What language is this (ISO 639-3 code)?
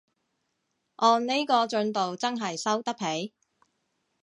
yue